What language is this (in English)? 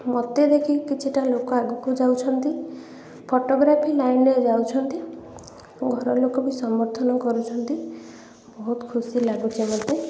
Odia